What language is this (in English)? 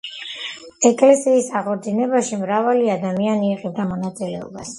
Georgian